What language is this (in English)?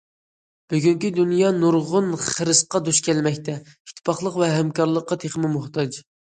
Uyghur